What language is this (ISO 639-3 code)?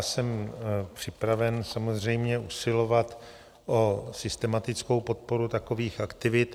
ces